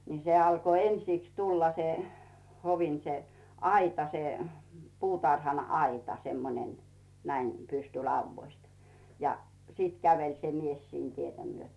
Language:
Finnish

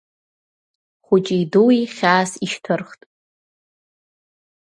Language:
Abkhazian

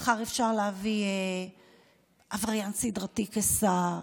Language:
Hebrew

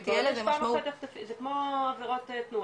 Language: Hebrew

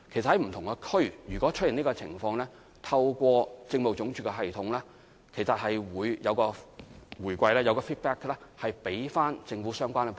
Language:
Cantonese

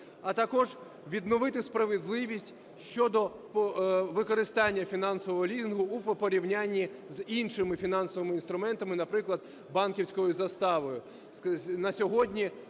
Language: Ukrainian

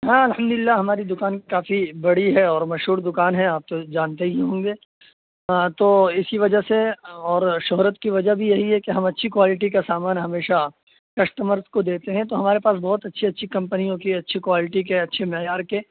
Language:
Urdu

